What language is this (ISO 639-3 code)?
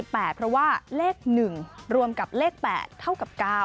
tha